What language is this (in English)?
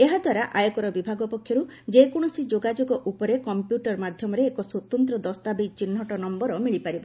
Odia